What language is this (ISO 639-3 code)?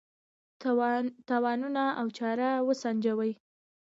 pus